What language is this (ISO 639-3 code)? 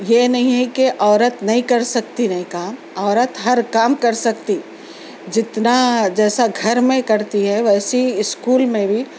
urd